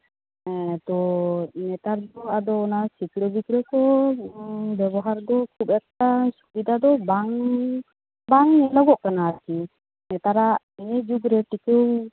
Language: Santali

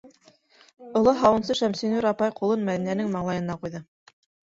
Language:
Bashkir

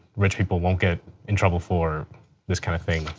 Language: English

